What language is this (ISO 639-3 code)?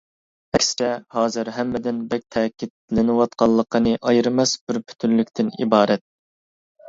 uig